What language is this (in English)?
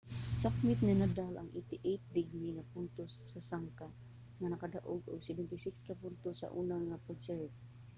Cebuano